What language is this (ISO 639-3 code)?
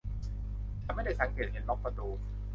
tha